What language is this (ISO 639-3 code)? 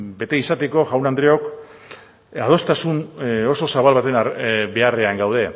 eus